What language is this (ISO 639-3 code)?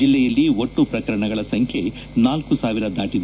kan